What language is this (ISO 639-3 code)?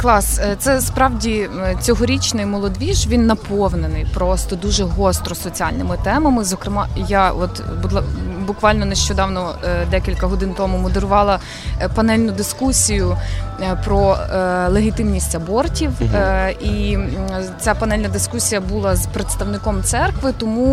ukr